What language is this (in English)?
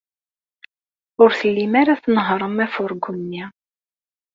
Kabyle